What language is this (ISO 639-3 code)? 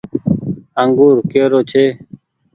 gig